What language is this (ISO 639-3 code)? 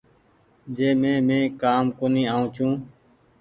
gig